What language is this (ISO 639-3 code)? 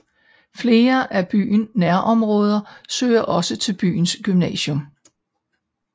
dan